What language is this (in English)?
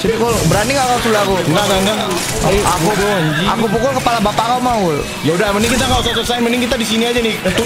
Indonesian